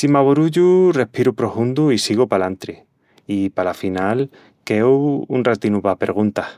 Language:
Extremaduran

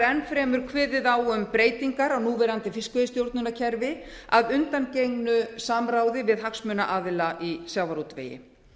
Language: Icelandic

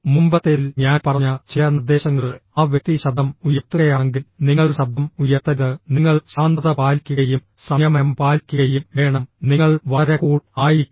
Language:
Malayalam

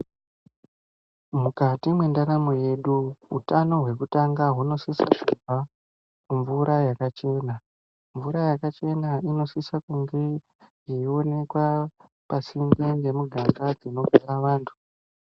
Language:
Ndau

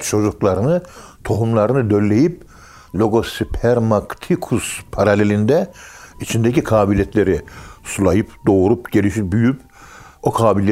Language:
Turkish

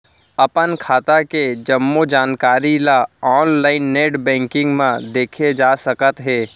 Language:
Chhattisgarhi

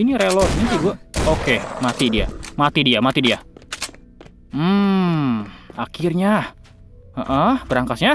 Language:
Indonesian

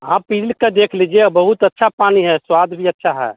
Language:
Hindi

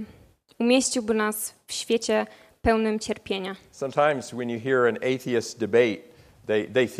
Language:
Polish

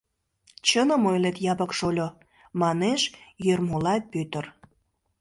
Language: Mari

